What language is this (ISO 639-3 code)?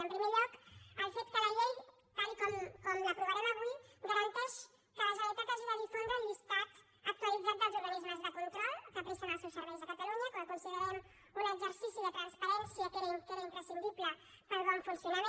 cat